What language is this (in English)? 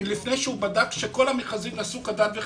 Hebrew